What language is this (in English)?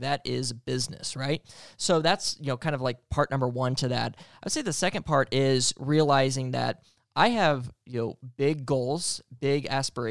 English